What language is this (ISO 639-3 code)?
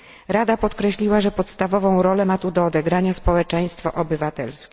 pol